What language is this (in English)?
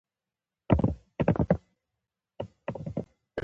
Pashto